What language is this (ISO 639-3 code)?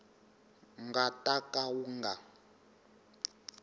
tso